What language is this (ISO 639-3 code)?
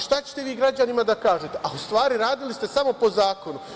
srp